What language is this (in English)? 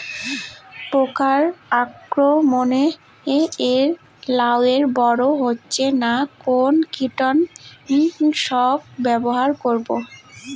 Bangla